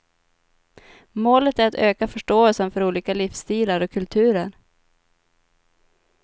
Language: Swedish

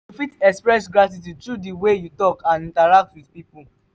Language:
Nigerian Pidgin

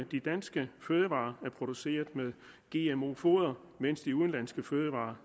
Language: Danish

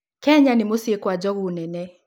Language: Kikuyu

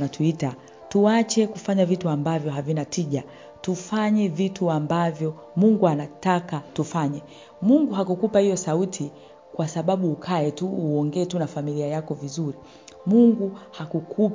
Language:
Swahili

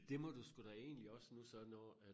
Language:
Danish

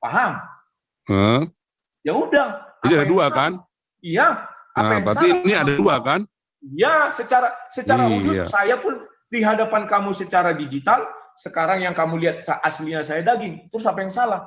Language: Indonesian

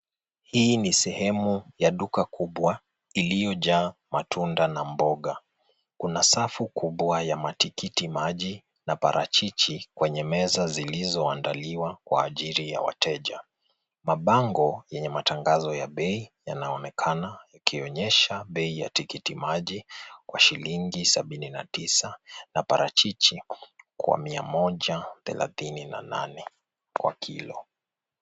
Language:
Swahili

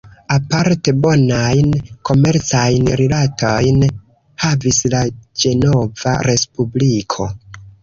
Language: Esperanto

